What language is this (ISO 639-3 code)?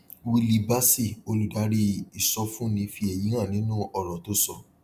yor